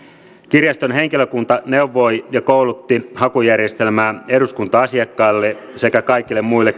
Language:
Finnish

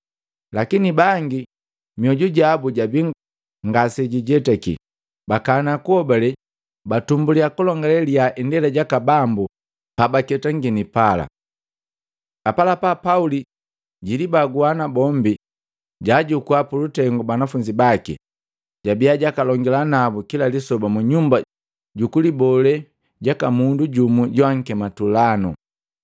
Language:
Matengo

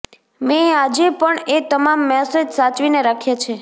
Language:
Gujarati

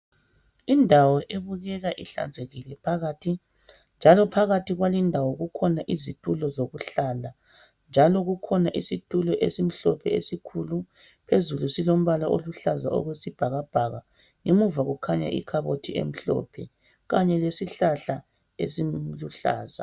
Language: North Ndebele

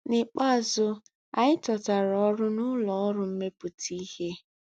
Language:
Igbo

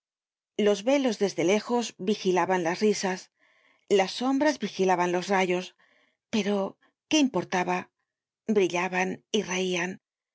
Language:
Spanish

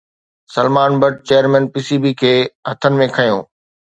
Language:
Sindhi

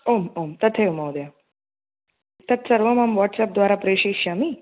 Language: Sanskrit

